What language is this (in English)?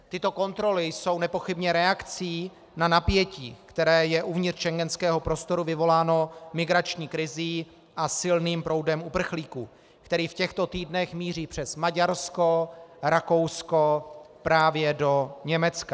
Czech